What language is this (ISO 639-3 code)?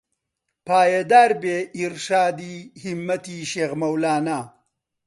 ckb